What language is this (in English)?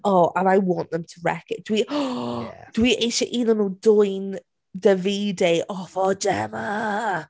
Welsh